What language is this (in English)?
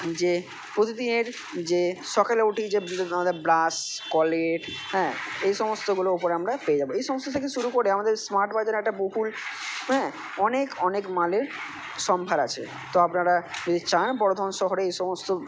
Bangla